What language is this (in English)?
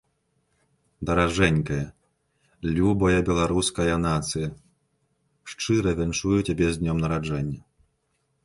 Belarusian